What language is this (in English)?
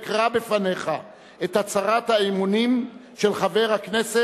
Hebrew